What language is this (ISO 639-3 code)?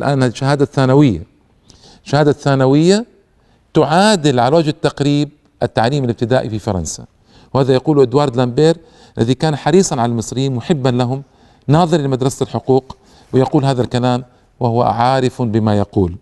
ara